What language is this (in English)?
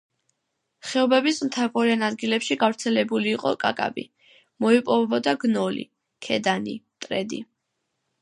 Georgian